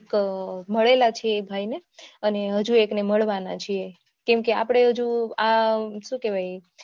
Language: Gujarati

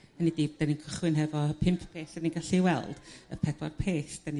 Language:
Welsh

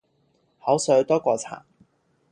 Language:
Cantonese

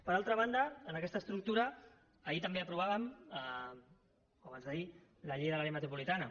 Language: Catalan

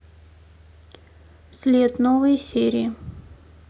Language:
Russian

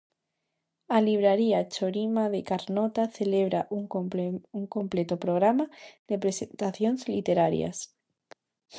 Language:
Galician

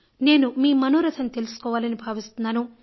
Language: Telugu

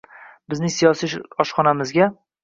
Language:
Uzbek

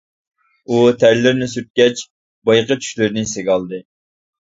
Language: Uyghur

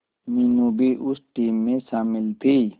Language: Hindi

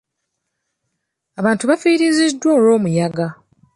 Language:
Ganda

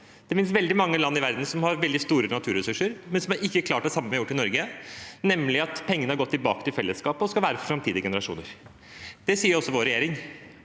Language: Norwegian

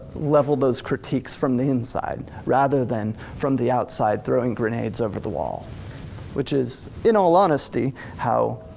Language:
English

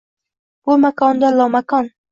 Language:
Uzbek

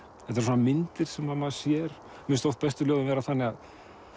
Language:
Icelandic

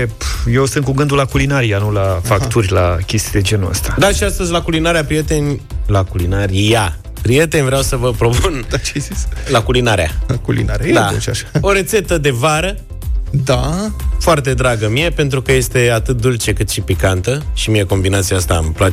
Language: Romanian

